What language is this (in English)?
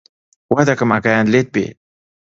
Central Kurdish